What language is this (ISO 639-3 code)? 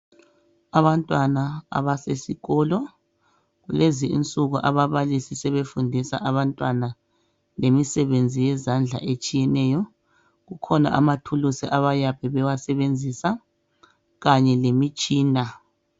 nde